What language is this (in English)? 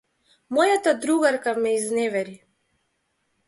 Macedonian